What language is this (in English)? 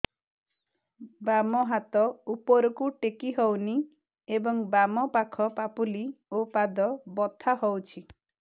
Odia